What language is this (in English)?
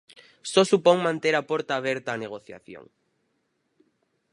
Galician